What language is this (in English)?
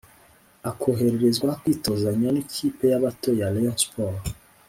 Kinyarwanda